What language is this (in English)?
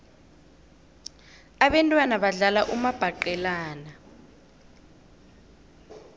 South Ndebele